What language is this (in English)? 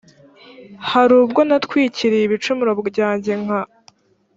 Kinyarwanda